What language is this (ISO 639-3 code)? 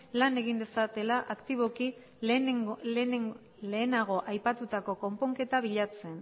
eus